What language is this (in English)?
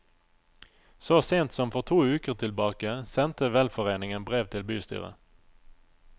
Norwegian